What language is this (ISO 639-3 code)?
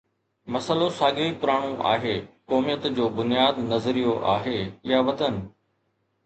snd